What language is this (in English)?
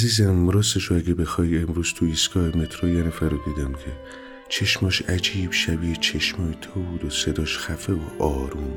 Persian